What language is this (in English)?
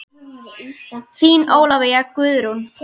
Icelandic